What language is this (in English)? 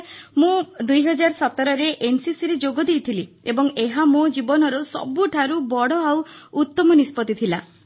Odia